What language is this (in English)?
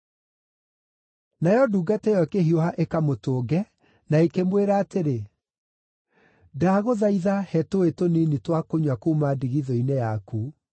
Kikuyu